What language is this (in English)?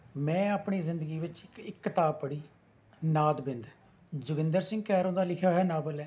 Punjabi